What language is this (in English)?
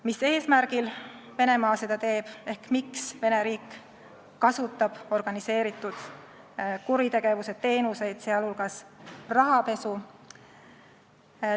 Estonian